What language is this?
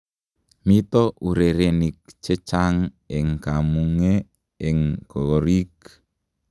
Kalenjin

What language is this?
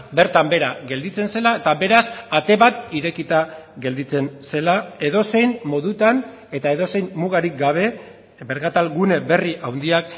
Basque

